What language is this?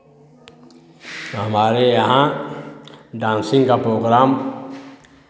Hindi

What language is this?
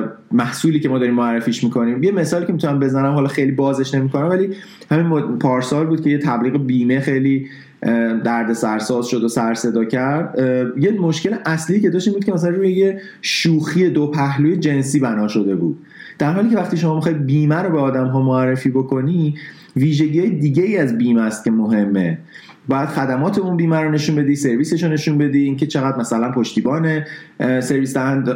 Persian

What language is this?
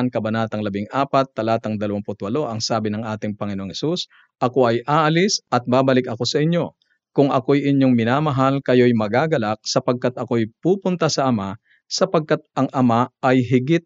Filipino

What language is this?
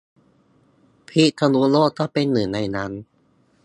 Thai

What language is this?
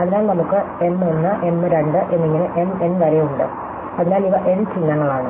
Malayalam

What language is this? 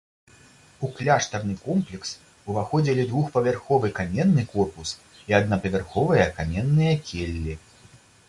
Belarusian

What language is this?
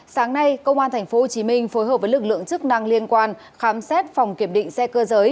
Vietnamese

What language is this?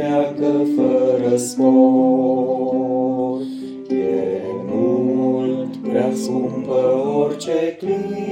Romanian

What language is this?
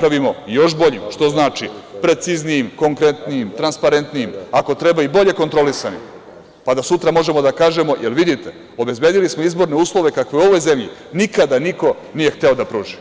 Serbian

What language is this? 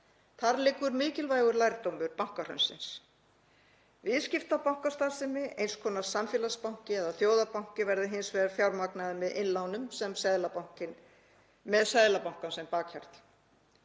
Icelandic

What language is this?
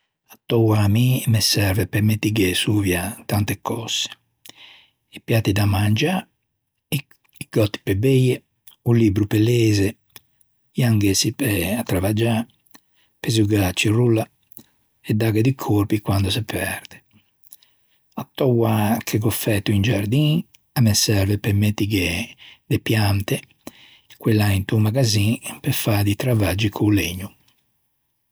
Ligurian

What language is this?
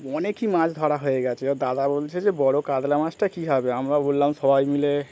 Bangla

